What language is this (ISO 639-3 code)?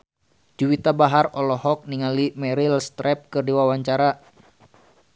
sun